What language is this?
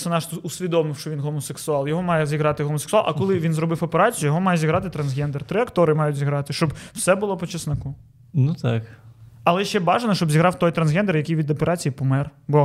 Ukrainian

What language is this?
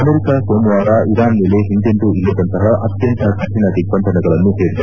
Kannada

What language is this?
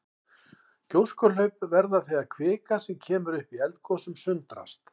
Icelandic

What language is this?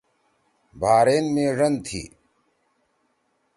Torwali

